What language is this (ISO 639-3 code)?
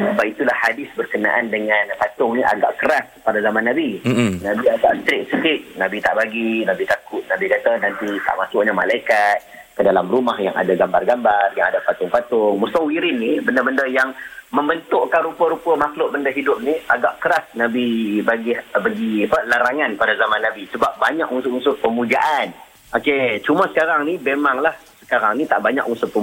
msa